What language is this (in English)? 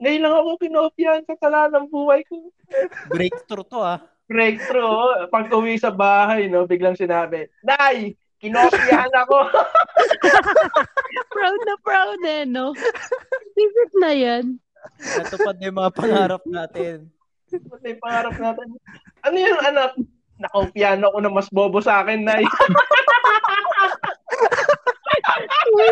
Filipino